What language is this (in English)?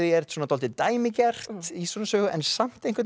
Icelandic